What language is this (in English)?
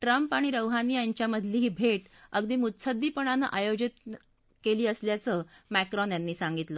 Marathi